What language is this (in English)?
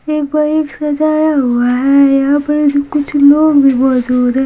Hindi